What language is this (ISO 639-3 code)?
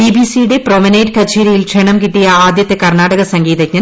mal